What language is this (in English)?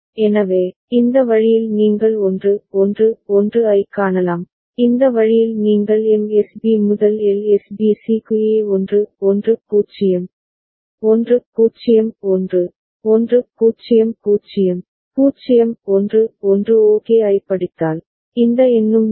Tamil